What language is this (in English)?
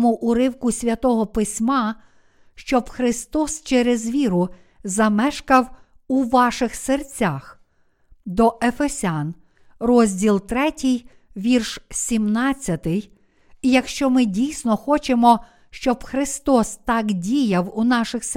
Ukrainian